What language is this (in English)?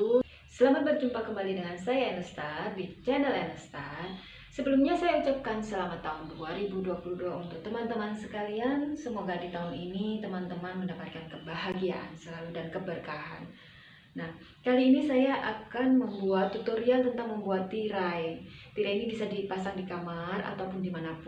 Indonesian